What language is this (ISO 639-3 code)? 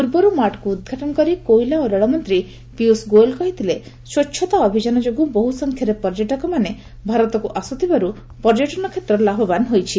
ori